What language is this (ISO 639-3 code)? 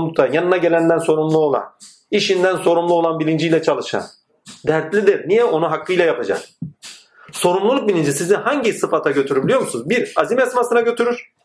tur